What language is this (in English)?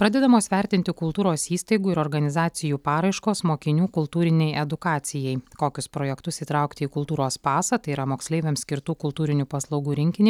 Lithuanian